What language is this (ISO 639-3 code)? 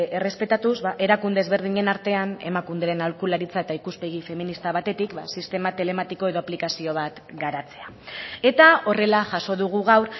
eus